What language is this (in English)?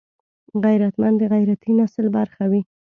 Pashto